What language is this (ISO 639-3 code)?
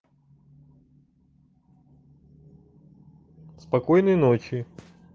rus